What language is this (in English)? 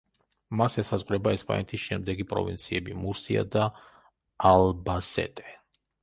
Georgian